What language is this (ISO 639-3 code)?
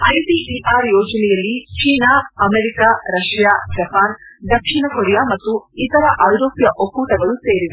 kan